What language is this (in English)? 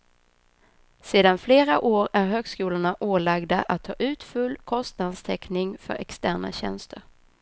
Swedish